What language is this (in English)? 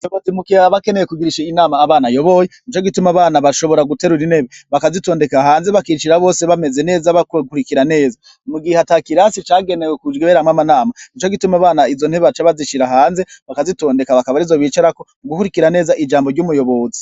Rundi